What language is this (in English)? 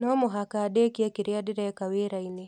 Kikuyu